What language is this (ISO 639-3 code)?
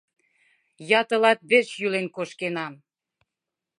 chm